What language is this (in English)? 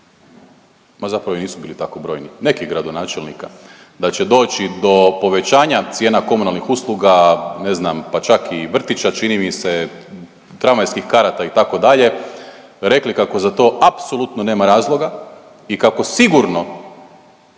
Croatian